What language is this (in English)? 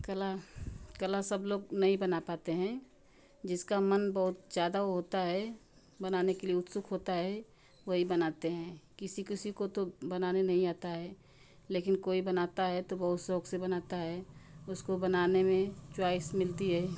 Hindi